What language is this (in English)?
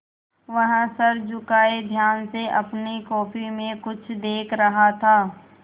Hindi